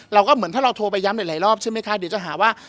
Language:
Thai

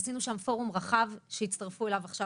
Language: Hebrew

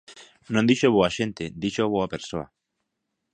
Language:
Galician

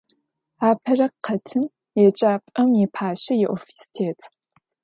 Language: Adyghe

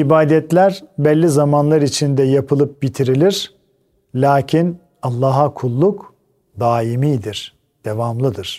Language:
Turkish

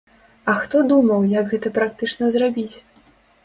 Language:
Belarusian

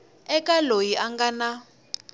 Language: Tsonga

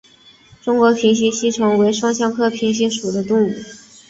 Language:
Chinese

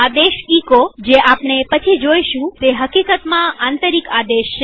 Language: Gujarati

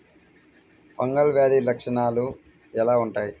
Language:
Telugu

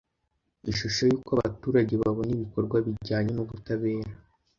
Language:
Kinyarwanda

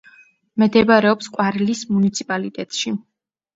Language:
Georgian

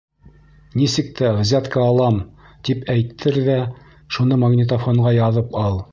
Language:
Bashkir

